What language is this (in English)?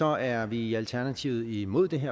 Danish